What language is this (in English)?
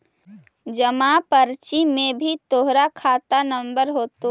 Magahi